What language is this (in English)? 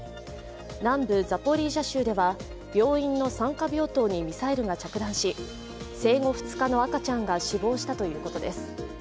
Japanese